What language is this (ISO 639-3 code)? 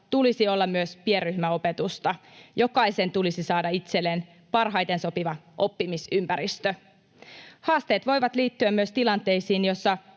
fin